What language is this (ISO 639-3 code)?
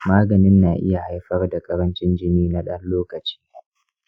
hau